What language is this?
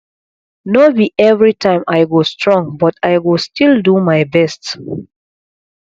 Nigerian Pidgin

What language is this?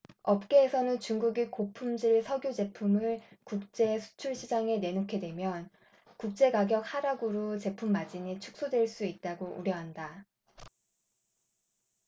Korean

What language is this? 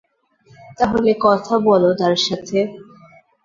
Bangla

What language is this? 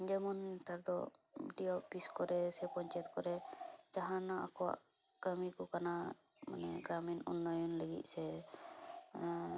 Santali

